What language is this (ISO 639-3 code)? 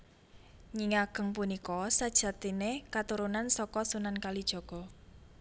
jav